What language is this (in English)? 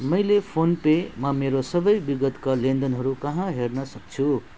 Nepali